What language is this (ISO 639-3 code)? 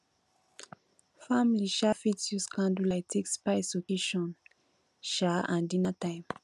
pcm